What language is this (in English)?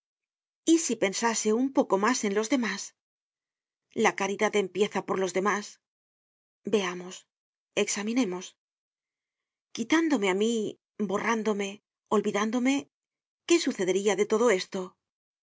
Spanish